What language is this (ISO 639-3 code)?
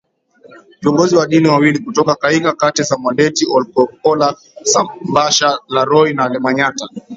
swa